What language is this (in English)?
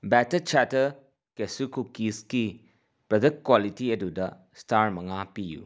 Manipuri